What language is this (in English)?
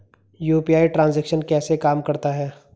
Hindi